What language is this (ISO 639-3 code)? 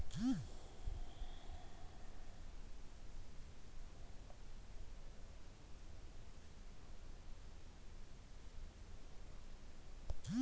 kan